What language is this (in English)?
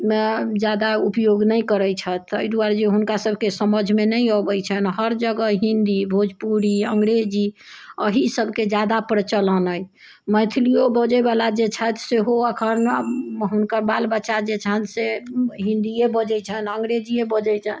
Maithili